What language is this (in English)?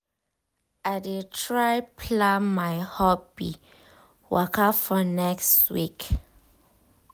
Nigerian Pidgin